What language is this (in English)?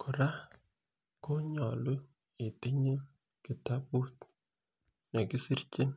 Kalenjin